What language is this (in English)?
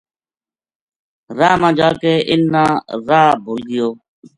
Gujari